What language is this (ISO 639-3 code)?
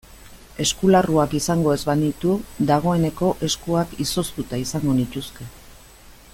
eus